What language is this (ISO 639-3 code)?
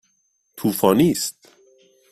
fas